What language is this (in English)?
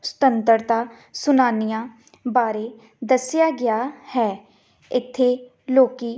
Punjabi